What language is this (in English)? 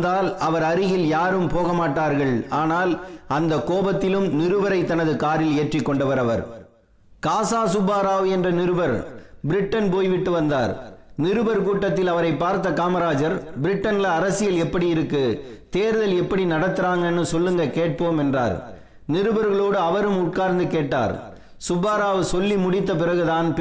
Tamil